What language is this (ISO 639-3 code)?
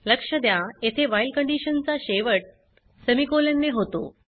mar